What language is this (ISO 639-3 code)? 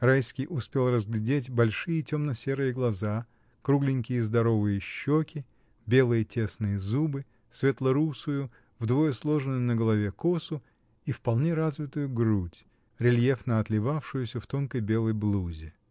rus